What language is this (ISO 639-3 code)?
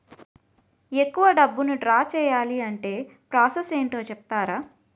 tel